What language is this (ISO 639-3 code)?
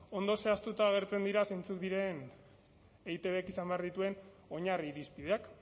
eus